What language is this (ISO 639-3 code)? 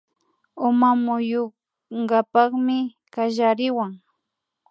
qvi